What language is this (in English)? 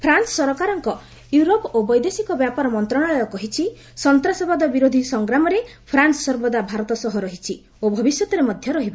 Odia